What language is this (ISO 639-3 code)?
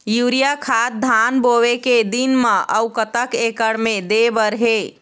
hne